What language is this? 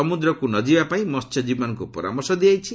Odia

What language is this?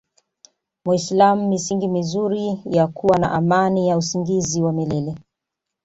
Swahili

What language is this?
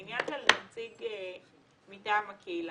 Hebrew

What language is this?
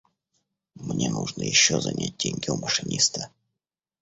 Russian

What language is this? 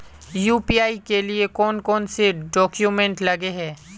Magahi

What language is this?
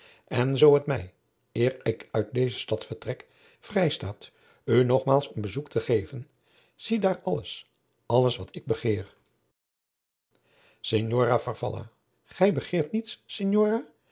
Dutch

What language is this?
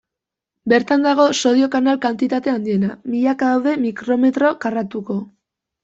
Basque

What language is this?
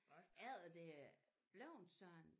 Danish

